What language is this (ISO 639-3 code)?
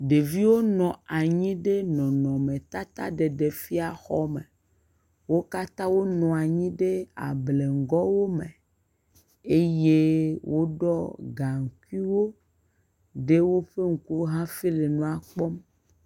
ewe